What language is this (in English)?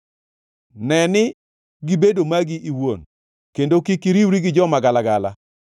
Luo (Kenya and Tanzania)